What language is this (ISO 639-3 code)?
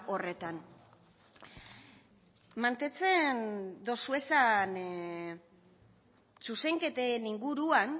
eus